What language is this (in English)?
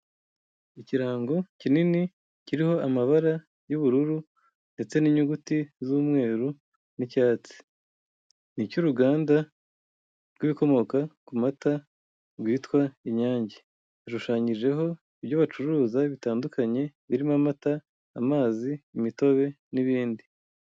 Kinyarwanda